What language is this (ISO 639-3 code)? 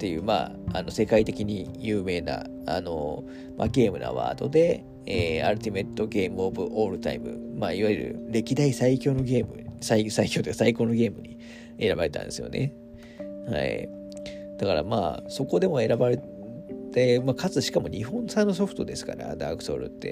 jpn